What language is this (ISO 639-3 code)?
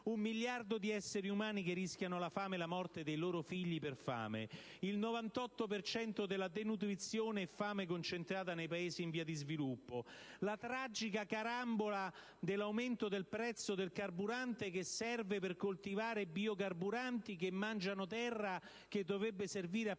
ita